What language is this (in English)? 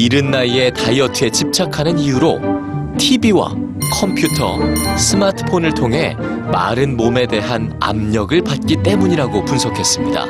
Korean